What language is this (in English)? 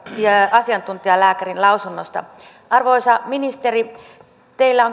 Finnish